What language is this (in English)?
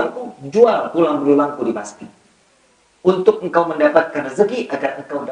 Indonesian